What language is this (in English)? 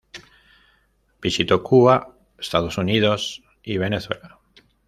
Spanish